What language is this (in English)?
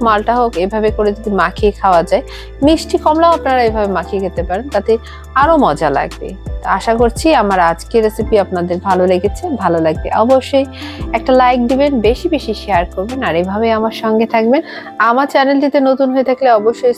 Romanian